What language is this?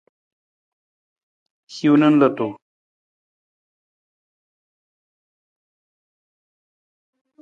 Nawdm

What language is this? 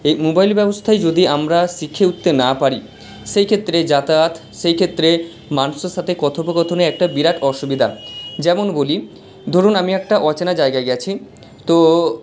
Bangla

